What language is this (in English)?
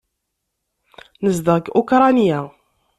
Kabyle